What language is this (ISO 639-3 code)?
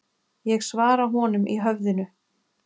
isl